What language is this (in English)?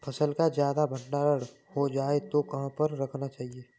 Hindi